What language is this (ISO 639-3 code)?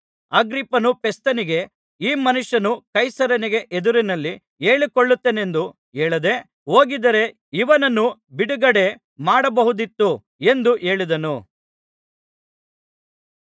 kan